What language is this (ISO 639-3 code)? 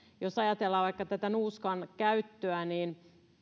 fin